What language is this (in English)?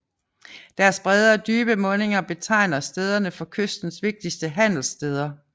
Danish